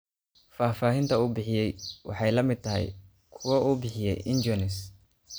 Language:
Somali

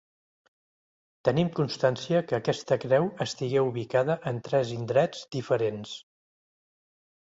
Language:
Catalan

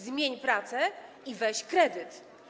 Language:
Polish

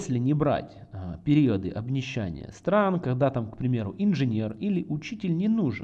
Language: Russian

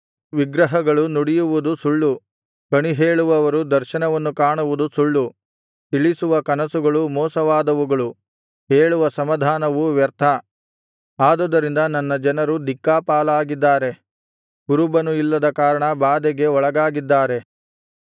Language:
Kannada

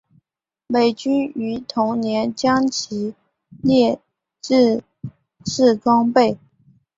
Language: Chinese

